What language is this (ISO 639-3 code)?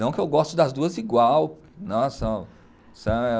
por